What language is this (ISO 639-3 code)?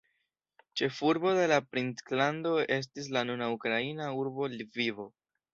epo